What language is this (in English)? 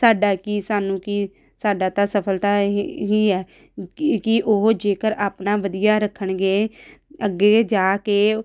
Punjabi